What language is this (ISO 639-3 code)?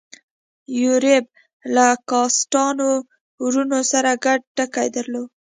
pus